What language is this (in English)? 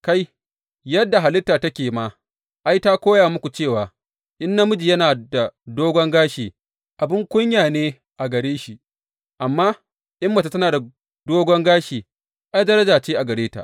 Hausa